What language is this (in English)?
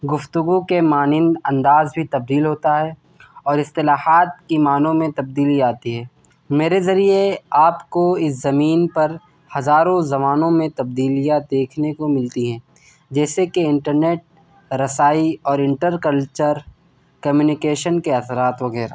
Urdu